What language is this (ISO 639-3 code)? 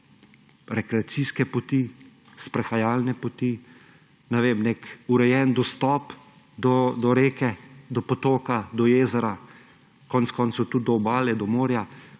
slv